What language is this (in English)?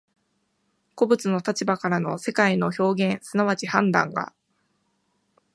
Japanese